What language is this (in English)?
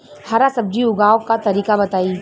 Bhojpuri